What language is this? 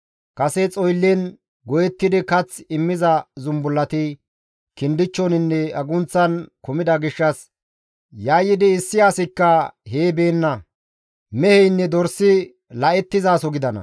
Gamo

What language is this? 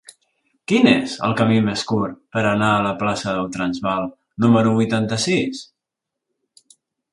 Catalan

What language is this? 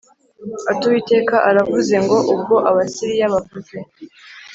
Kinyarwanda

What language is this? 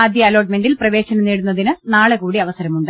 Malayalam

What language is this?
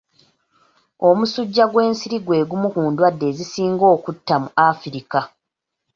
Ganda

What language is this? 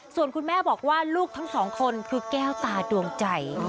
Thai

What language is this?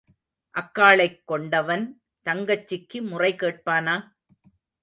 Tamil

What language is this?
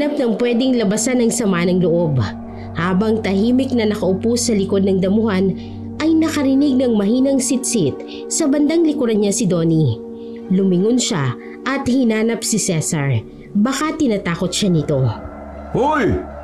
Filipino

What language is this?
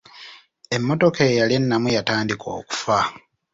Ganda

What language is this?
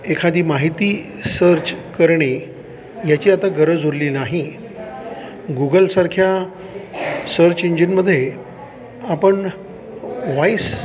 Marathi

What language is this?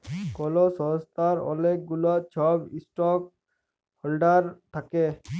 Bangla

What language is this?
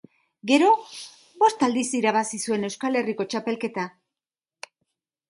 Basque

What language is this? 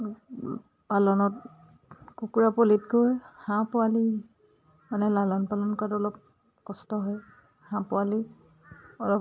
Assamese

